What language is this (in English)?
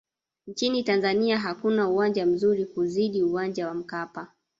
Swahili